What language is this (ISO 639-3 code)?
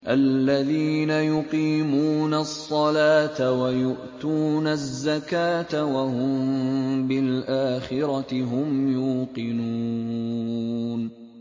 ara